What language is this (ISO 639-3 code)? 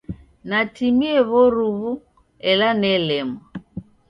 dav